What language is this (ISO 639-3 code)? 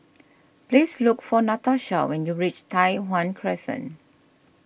eng